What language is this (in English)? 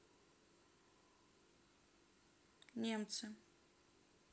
Russian